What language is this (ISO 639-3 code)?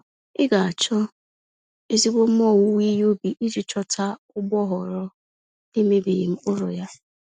ibo